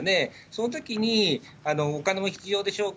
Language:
Japanese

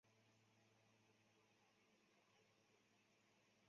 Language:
Chinese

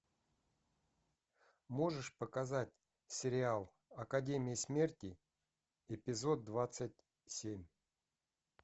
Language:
Russian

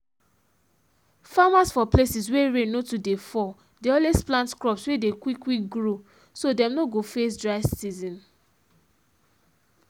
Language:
Nigerian Pidgin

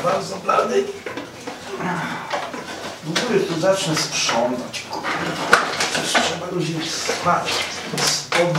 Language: Polish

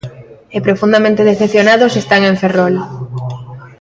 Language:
Galician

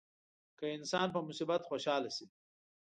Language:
Pashto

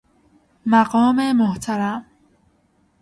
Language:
Persian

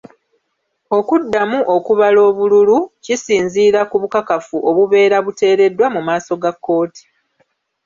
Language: Ganda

